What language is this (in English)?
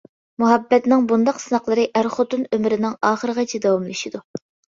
Uyghur